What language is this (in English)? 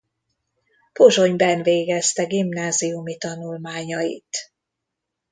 Hungarian